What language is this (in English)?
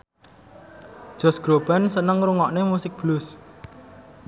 Javanese